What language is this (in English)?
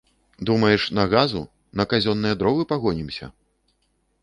Belarusian